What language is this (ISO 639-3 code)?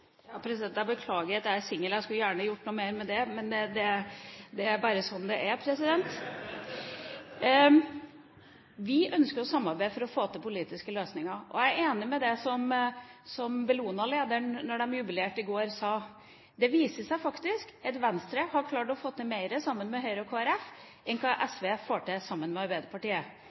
nor